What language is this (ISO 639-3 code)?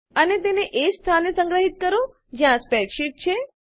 guj